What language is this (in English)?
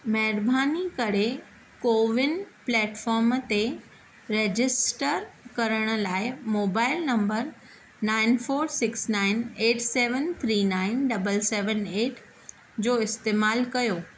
Sindhi